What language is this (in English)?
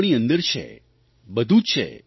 Gujarati